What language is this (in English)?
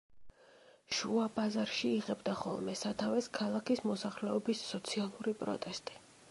Georgian